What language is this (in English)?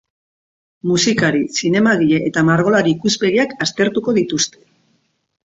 Basque